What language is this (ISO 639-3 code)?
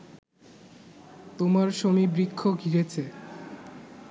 ben